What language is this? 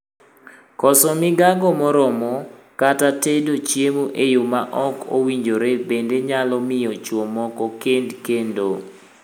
Luo (Kenya and Tanzania)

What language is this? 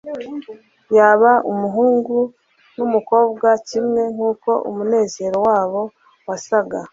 Kinyarwanda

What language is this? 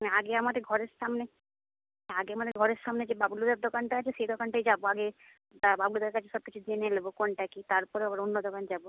Bangla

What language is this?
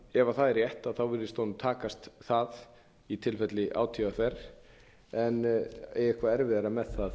Icelandic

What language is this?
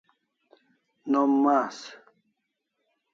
Kalasha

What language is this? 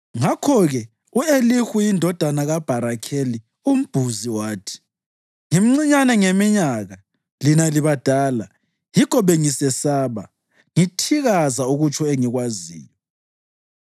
North Ndebele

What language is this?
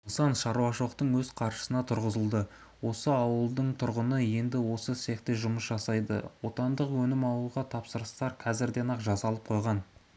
Kazakh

